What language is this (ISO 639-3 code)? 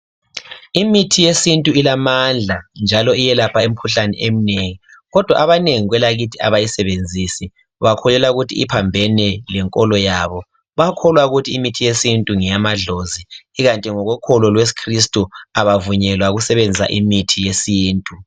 nde